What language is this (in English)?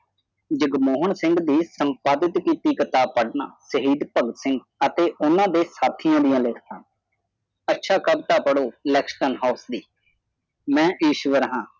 Punjabi